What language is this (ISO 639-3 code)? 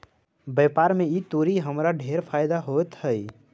mag